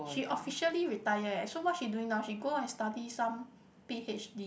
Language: English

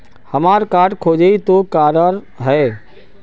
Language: Magahi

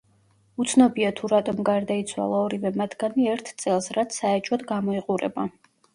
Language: Georgian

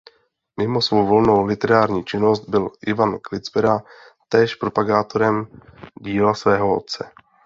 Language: Czech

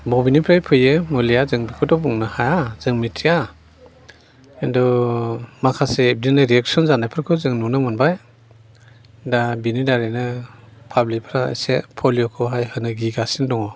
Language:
Bodo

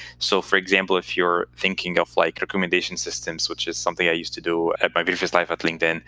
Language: English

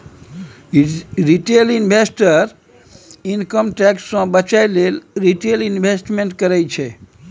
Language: Maithili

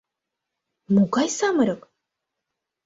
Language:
Mari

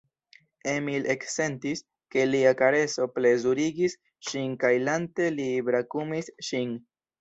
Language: Esperanto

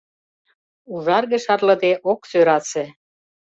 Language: Mari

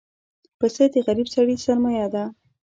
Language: Pashto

